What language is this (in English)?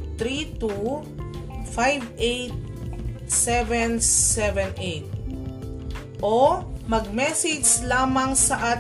Filipino